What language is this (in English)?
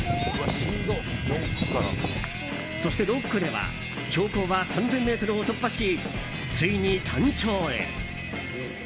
Japanese